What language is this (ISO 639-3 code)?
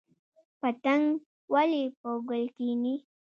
pus